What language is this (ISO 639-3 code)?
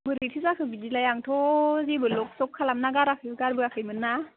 brx